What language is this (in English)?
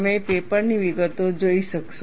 Gujarati